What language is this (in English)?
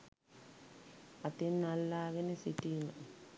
Sinhala